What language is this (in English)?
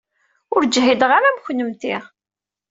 Kabyle